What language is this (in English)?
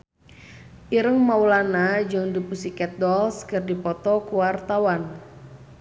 Sundanese